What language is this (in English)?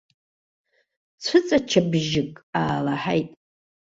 Abkhazian